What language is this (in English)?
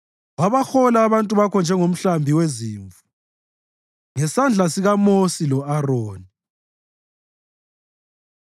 North Ndebele